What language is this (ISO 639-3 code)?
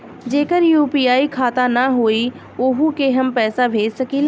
bho